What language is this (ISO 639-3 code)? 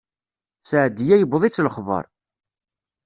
kab